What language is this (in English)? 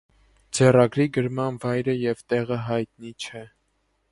Armenian